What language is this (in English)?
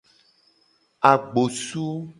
Gen